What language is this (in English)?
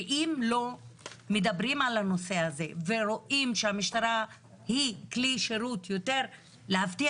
Hebrew